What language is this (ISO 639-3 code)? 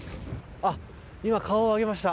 jpn